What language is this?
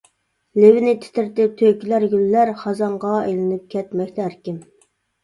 Uyghur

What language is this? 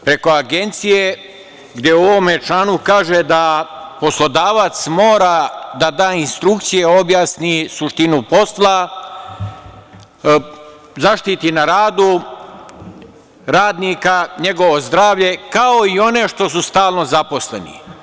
Serbian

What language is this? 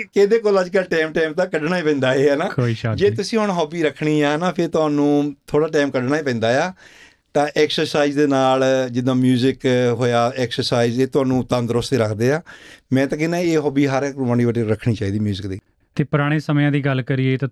Punjabi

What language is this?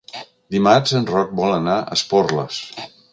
Catalan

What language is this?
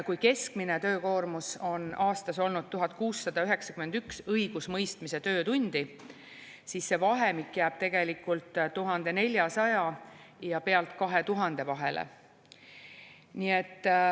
Estonian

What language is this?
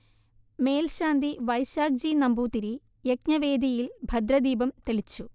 Malayalam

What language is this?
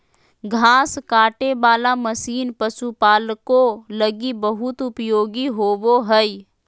Magahi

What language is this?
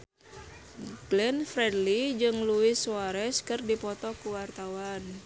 Sundanese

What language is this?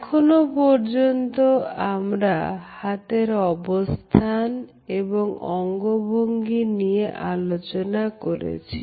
Bangla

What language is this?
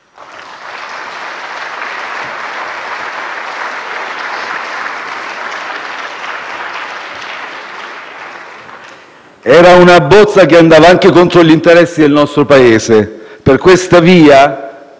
Italian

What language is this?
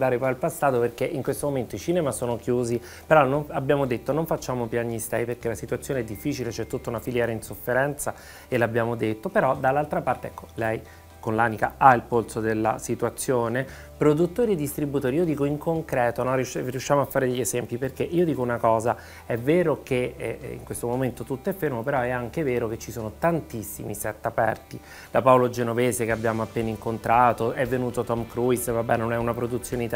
Italian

